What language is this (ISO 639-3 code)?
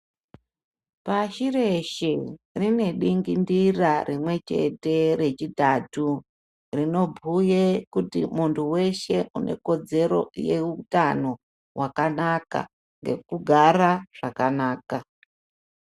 ndc